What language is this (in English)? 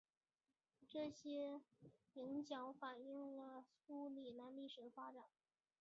Chinese